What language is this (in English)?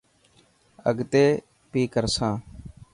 Dhatki